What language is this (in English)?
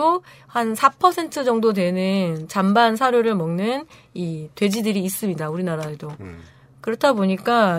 Korean